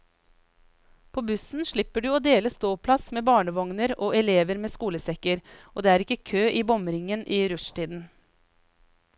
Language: Norwegian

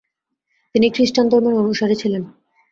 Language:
Bangla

